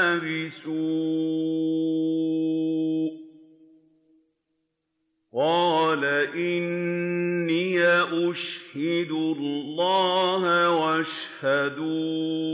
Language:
Arabic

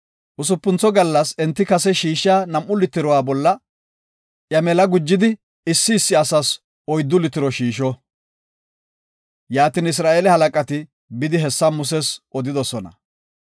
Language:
Gofa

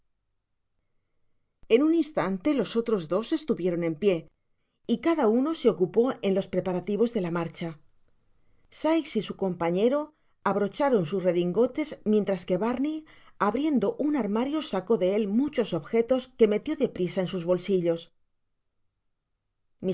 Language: Spanish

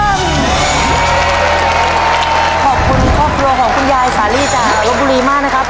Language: Thai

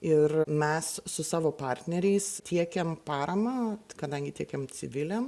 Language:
Lithuanian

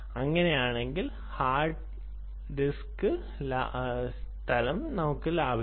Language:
Malayalam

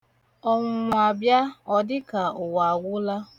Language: Igbo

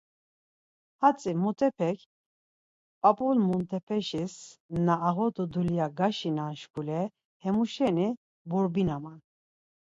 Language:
Laz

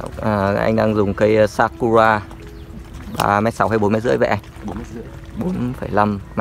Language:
Vietnamese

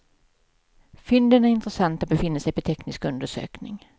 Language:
Swedish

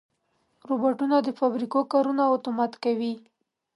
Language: Pashto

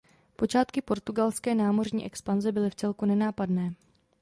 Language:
Czech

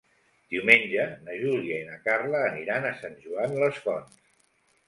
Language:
Catalan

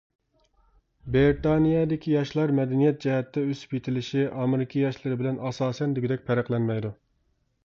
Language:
Uyghur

